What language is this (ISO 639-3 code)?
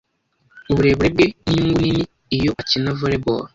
kin